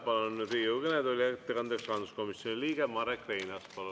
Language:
Estonian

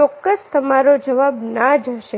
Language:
Gujarati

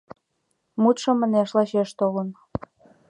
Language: Mari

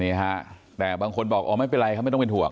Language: Thai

